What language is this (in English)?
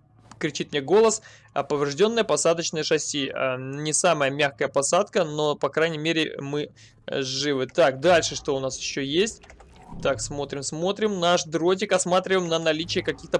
Russian